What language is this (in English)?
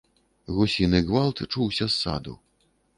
Belarusian